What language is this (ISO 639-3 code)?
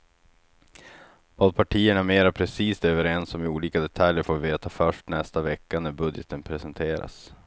swe